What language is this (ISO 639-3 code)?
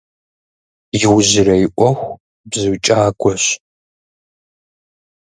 kbd